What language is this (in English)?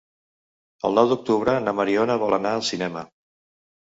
Catalan